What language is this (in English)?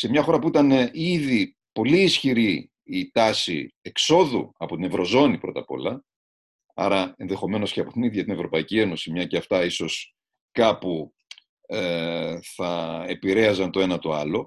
Greek